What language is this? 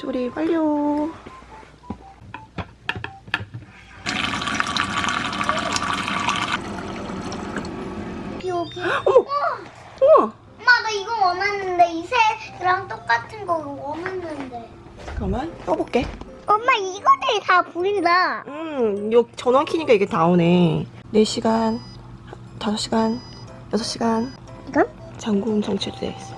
Korean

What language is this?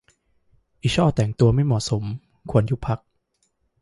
Thai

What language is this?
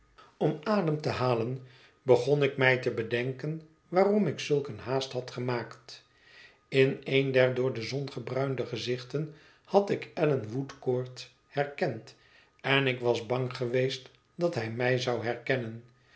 Dutch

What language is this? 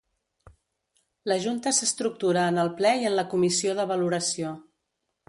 Catalan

